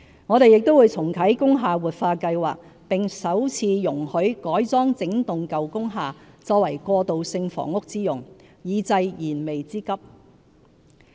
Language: Cantonese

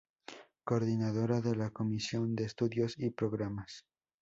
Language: Spanish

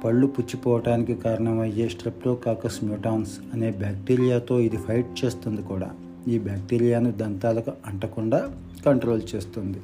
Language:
Telugu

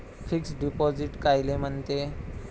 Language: Marathi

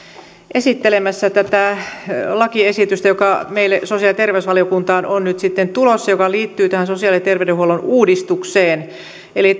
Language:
Finnish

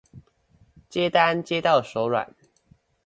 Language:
Chinese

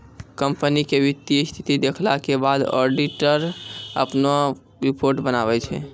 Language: Maithili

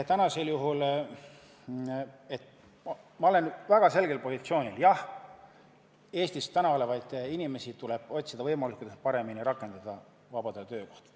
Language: Estonian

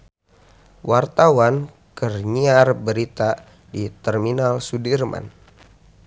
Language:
Sundanese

